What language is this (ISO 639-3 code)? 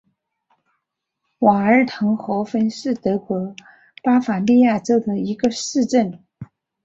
zho